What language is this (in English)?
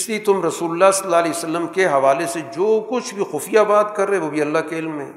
Urdu